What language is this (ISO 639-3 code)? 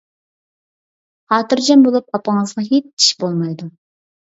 uig